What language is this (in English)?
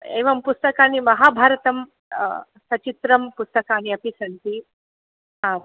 Sanskrit